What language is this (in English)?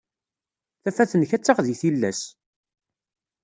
Kabyle